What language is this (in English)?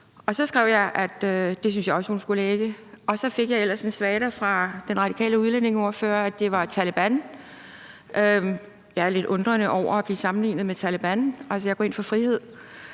Danish